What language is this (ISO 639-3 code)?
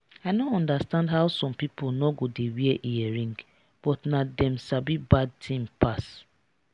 pcm